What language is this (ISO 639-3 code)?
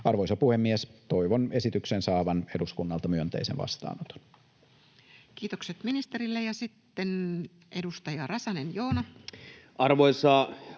fin